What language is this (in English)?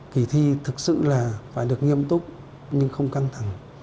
Vietnamese